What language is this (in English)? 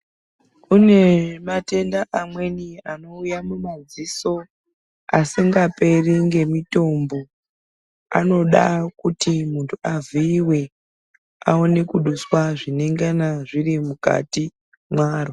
Ndau